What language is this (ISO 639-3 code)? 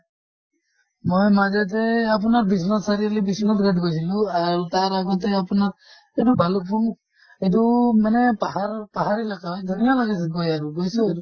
asm